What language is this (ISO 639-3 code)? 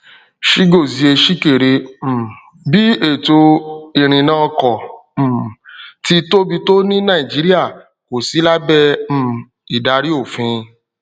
yor